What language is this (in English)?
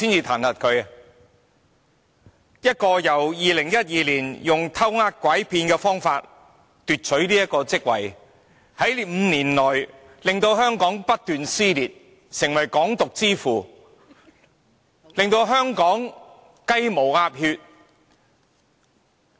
Cantonese